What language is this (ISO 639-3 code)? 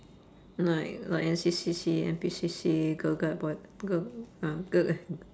eng